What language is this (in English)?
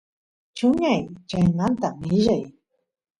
Santiago del Estero Quichua